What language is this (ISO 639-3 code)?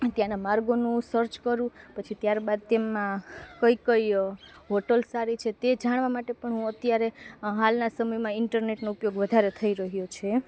guj